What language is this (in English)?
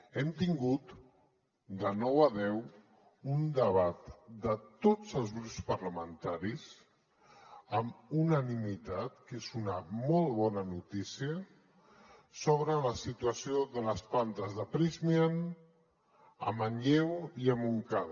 Catalan